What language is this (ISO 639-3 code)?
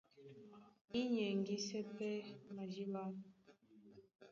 dua